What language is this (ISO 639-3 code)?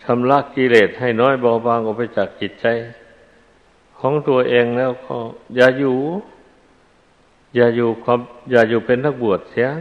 tha